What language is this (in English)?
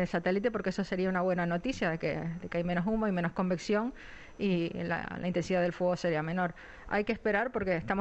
Spanish